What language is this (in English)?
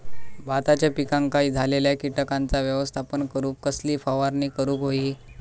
Marathi